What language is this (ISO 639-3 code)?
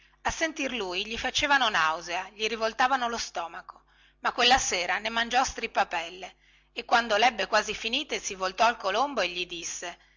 ita